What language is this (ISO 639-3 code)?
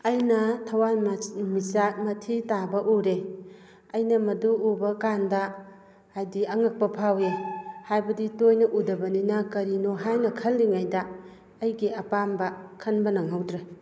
mni